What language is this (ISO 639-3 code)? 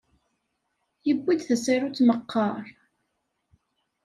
kab